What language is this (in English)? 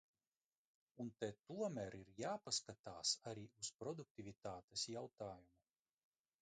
Latvian